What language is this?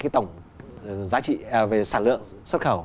Vietnamese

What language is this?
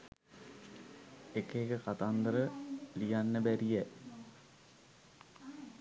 Sinhala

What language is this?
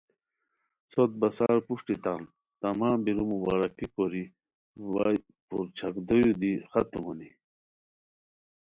Khowar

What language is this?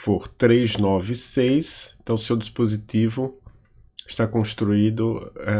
Portuguese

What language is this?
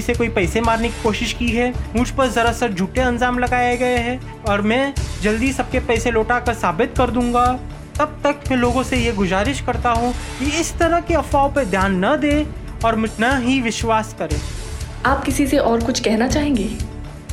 Hindi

